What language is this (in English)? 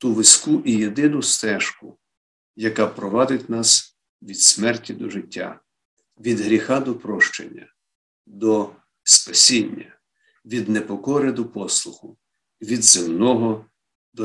Ukrainian